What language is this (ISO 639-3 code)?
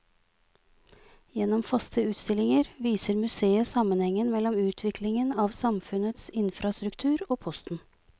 nor